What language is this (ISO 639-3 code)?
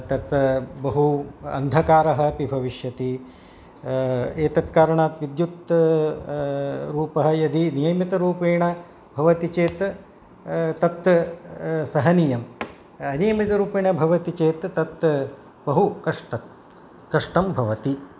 san